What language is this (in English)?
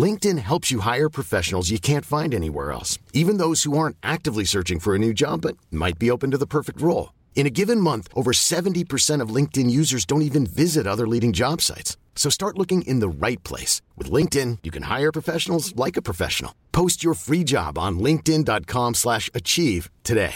Filipino